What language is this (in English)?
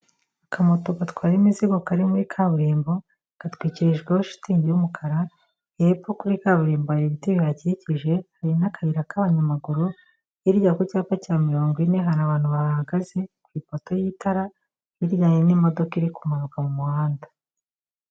Kinyarwanda